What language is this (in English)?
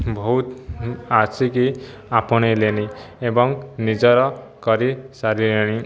Odia